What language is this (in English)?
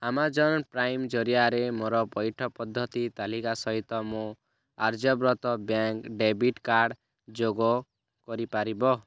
Odia